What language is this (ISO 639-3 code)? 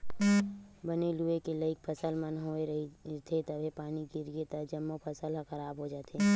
hne